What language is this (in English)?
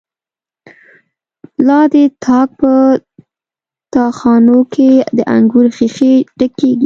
Pashto